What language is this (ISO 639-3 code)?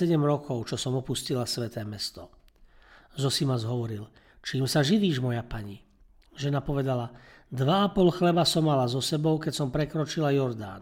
slk